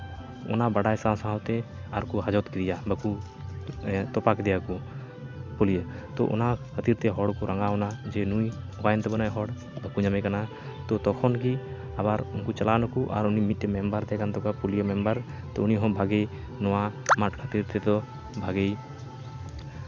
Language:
Santali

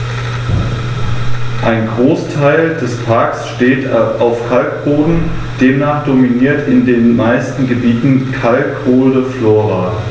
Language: German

